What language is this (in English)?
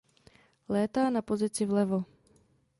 Czech